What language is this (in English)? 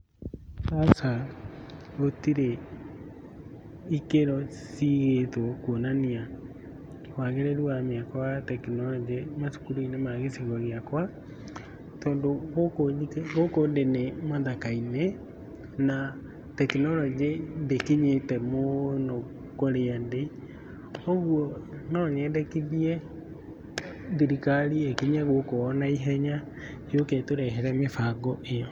Kikuyu